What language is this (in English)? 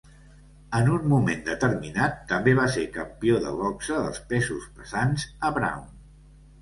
Catalan